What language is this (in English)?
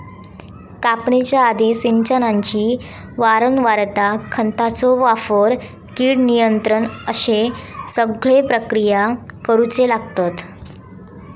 Marathi